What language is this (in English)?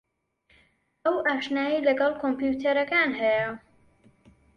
Central Kurdish